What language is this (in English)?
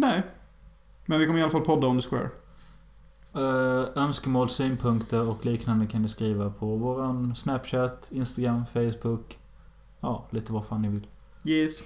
Swedish